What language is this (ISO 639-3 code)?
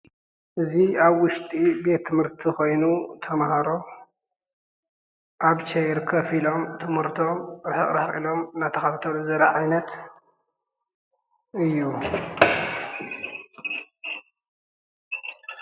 tir